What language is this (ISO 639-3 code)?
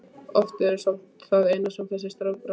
isl